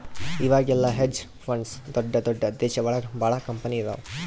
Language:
Kannada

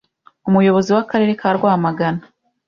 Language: Kinyarwanda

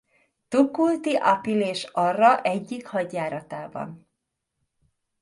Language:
Hungarian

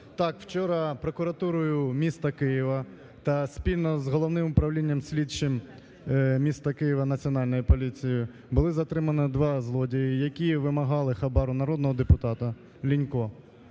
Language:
Ukrainian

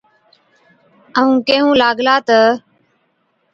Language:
Od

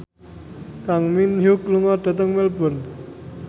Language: Javanese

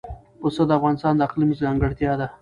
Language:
Pashto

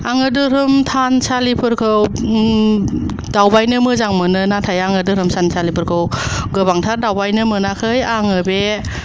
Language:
Bodo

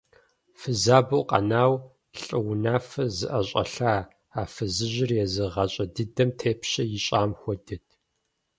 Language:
Kabardian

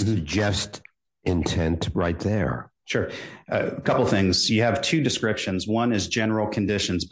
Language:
English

